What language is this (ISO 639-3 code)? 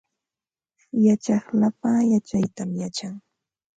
qva